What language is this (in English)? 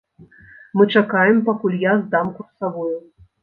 Belarusian